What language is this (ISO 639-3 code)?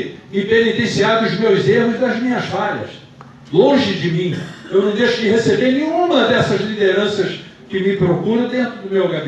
por